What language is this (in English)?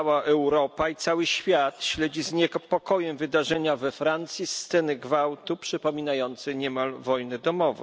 Polish